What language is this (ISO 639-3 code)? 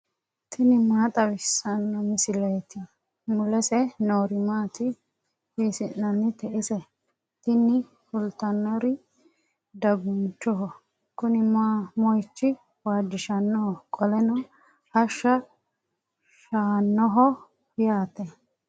sid